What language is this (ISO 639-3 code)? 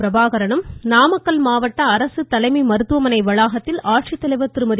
tam